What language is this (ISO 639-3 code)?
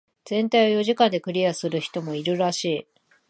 jpn